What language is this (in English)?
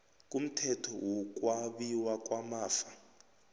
South Ndebele